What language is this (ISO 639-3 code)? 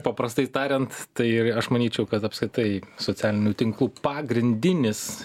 lit